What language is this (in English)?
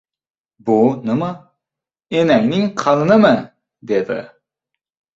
Uzbek